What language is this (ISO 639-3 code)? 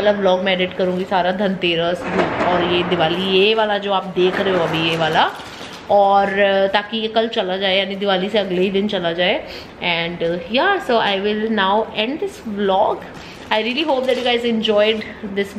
hin